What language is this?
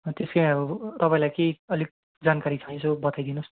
Nepali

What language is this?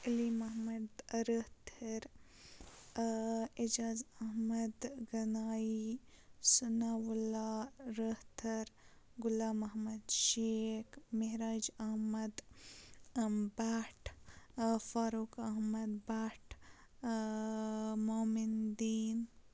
Kashmiri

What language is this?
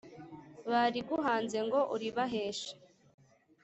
Kinyarwanda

